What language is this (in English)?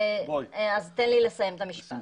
Hebrew